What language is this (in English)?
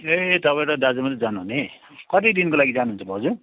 Nepali